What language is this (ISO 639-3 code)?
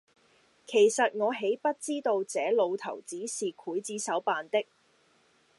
yue